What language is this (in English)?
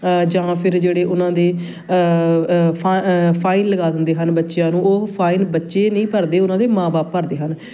Punjabi